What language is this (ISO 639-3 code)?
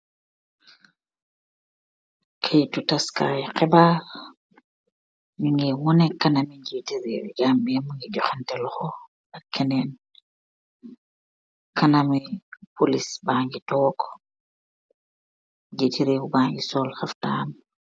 wol